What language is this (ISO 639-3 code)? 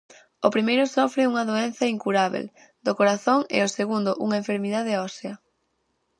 glg